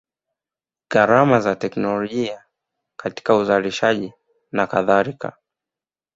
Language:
Swahili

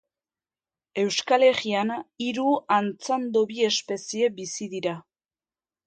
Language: Basque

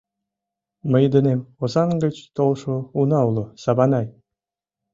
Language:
Mari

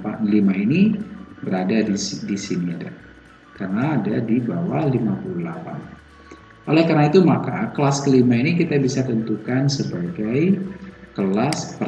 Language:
Indonesian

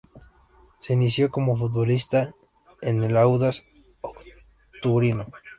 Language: Spanish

